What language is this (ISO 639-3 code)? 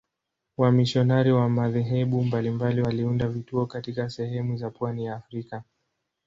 swa